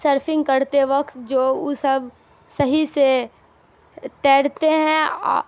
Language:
Urdu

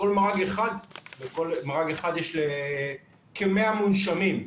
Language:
Hebrew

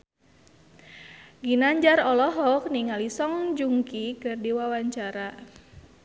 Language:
Sundanese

